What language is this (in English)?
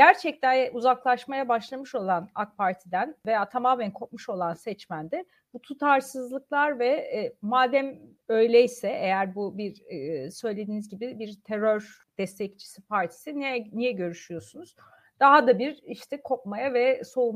Turkish